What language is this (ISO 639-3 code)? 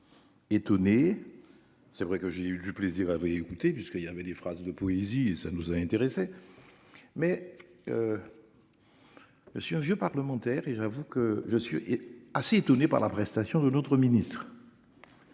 fra